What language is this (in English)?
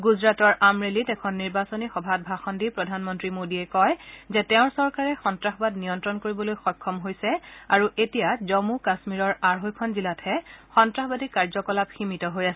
Assamese